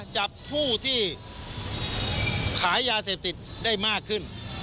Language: Thai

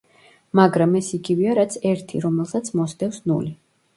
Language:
Georgian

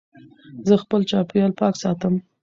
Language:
Pashto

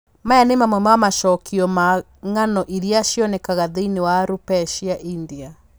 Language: Kikuyu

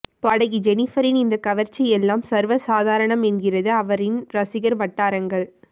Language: Tamil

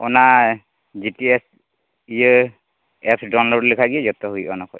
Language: Santali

